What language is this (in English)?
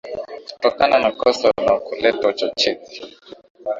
Swahili